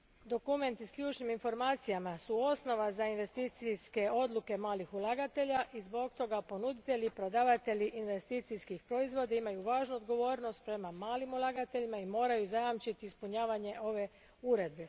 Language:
Croatian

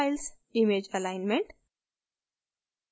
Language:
Hindi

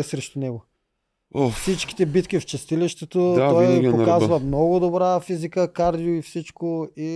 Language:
Bulgarian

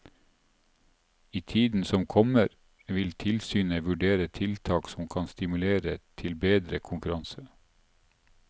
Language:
Norwegian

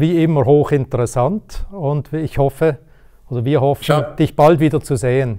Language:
German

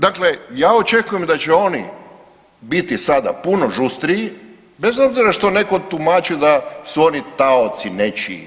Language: Croatian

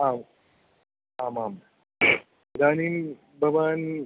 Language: Sanskrit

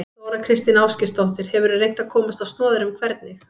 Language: Icelandic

